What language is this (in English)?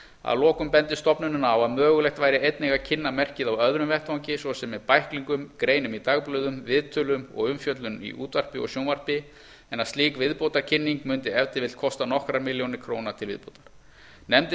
Icelandic